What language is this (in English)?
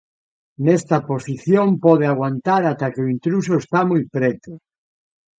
Galician